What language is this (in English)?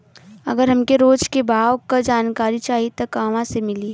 Bhojpuri